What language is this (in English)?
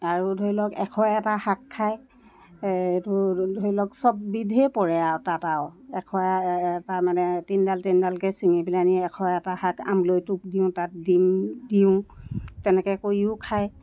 Assamese